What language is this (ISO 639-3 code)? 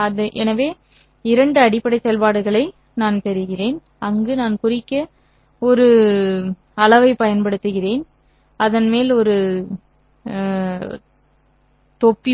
tam